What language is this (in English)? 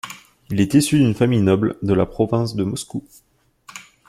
French